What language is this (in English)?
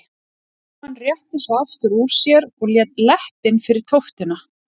Icelandic